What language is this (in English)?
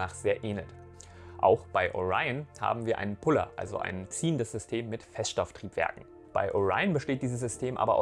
German